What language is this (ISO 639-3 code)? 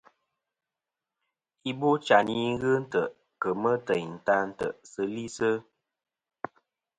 bkm